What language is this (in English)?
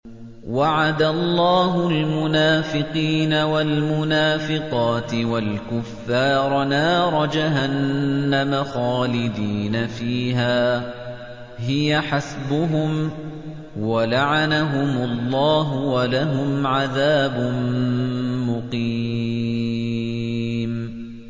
Arabic